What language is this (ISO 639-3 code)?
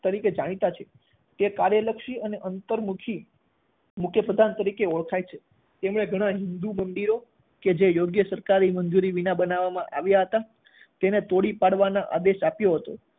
guj